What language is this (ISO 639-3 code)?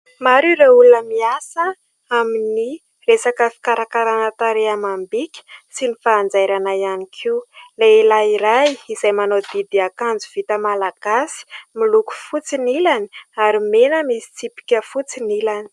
mlg